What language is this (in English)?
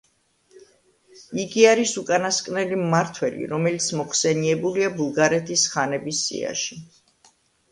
Georgian